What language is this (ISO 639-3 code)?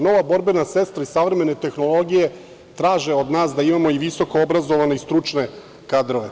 srp